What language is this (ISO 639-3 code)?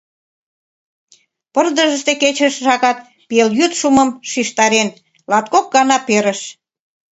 chm